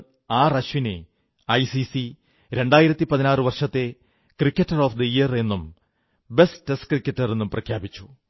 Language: Malayalam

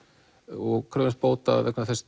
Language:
Icelandic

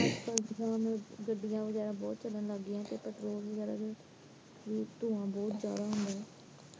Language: Punjabi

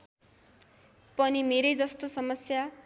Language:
Nepali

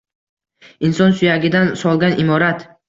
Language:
Uzbek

